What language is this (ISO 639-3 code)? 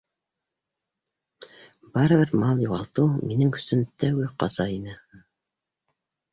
bak